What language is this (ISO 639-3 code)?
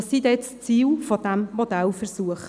gsw